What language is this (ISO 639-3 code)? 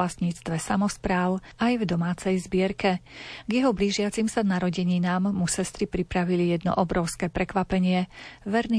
slk